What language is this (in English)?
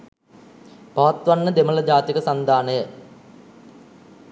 Sinhala